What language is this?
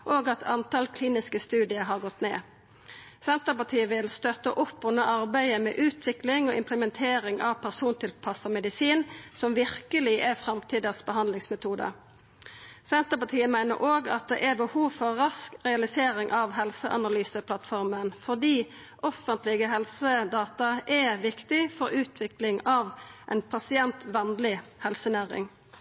Norwegian Nynorsk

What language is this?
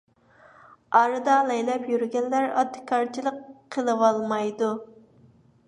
Uyghur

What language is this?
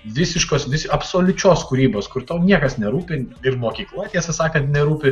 Lithuanian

